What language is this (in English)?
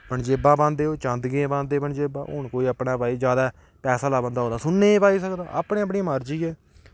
Dogri